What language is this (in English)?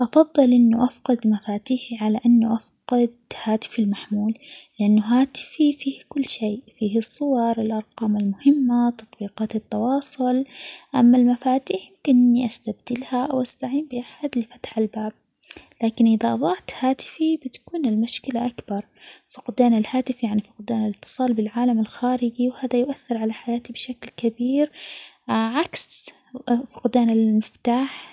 Omani Arabic